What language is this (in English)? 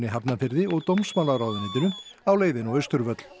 Icelandic